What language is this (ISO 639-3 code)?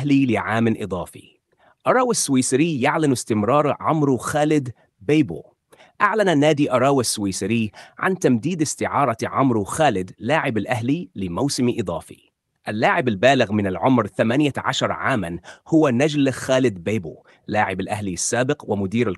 ara